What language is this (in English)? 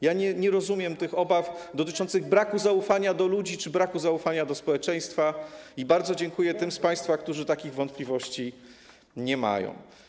Polish